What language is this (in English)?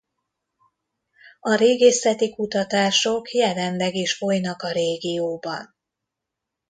Hungarian